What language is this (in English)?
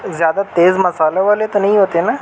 Urdu